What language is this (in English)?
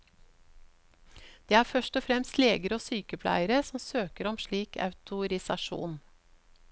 Norwegian